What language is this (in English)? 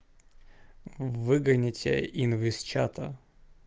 Russian